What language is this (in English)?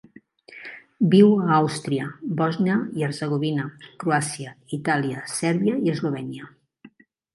Catalan